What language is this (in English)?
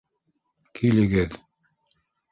Bashkir